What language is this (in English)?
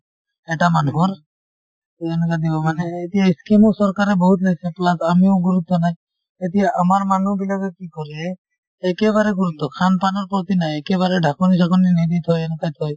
Assamese